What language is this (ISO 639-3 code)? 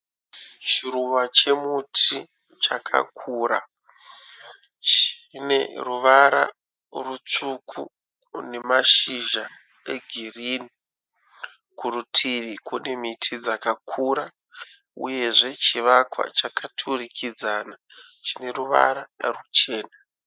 sna